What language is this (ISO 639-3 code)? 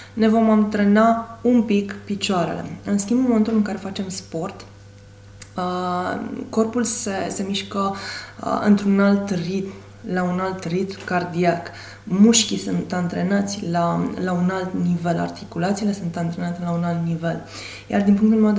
ron